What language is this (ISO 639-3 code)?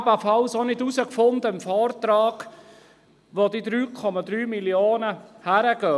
gsw